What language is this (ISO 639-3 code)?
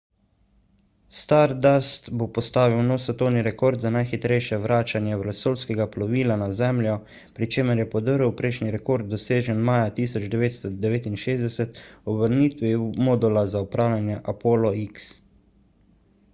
slv